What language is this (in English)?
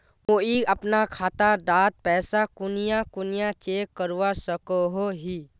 Magahi